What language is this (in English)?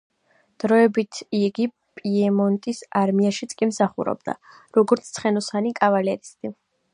Georgian